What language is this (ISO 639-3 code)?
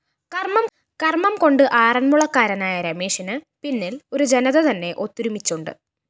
mal